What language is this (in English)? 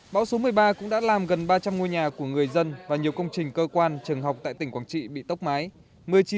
Vietnamese